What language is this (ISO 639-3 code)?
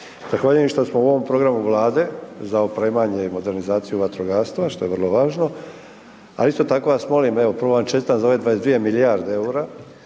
hrv